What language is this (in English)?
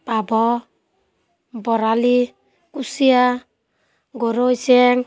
Assamese